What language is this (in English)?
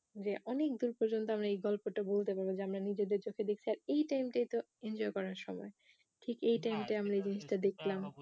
Bangla